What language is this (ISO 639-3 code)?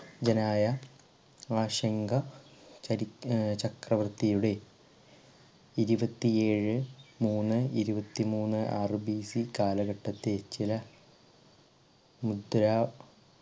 mal